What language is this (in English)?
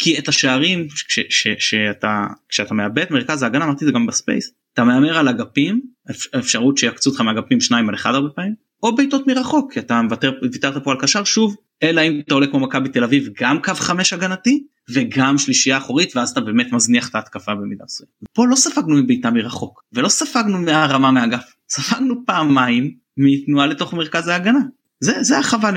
Hebrew